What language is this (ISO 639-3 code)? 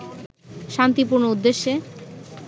ben